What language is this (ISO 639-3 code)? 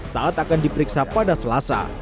ind